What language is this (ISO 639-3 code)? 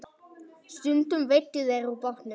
isl